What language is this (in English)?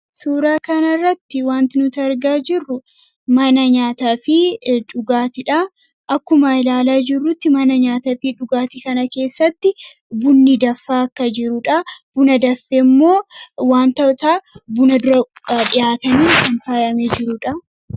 Oromo